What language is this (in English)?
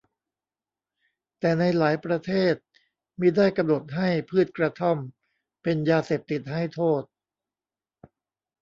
Thai